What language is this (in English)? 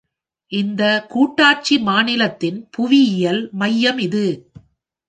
Tamil